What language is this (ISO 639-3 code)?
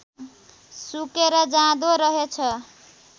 nep